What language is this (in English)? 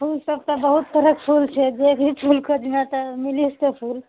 Maithili